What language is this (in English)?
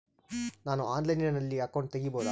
Kannada